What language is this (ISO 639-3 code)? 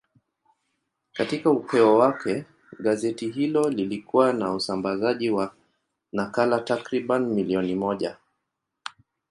swa